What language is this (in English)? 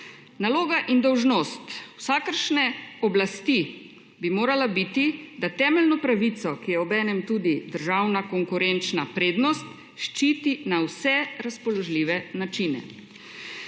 Slovenian